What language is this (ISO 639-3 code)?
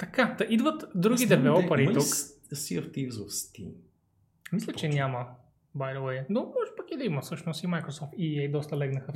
bul